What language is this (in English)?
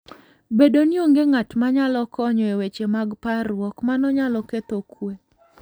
Luo (Kenya and Tanzania)